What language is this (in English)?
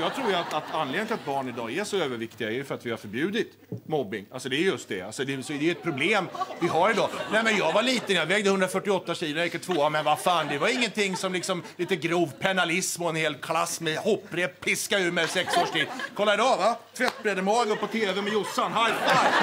Swedish